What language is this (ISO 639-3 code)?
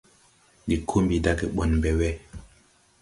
tui